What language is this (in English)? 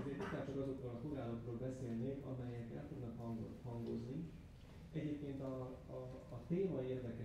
Hungarian